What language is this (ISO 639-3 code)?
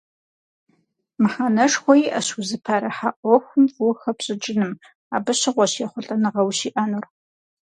kbd